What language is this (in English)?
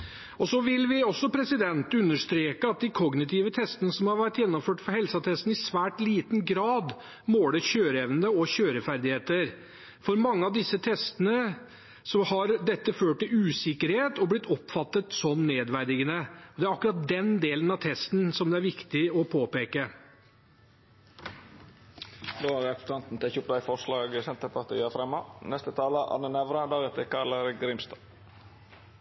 Norwegian